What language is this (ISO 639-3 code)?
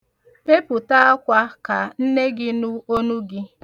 ibo